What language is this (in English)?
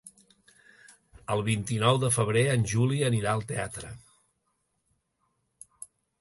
Catalan